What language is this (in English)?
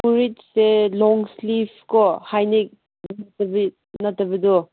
Manipuri